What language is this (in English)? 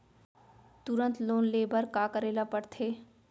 Chhattisgarhi